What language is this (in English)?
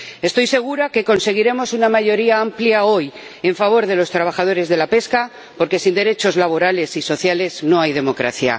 Spanish